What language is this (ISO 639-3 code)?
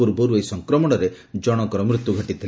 ori